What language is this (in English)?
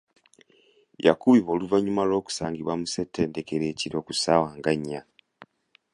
Ganda